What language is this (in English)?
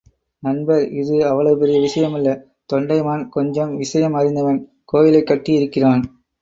Tamil